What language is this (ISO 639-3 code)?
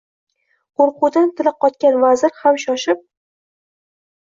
uzb